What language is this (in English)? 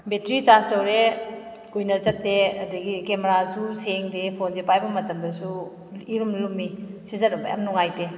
Manipuri